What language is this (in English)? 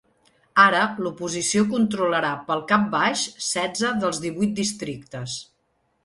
Catalan